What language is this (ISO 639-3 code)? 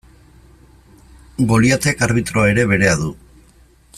eus